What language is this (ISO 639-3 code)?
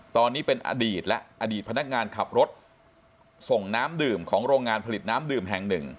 tha